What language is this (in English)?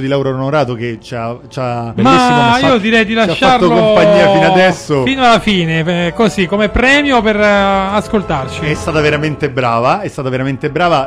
Italian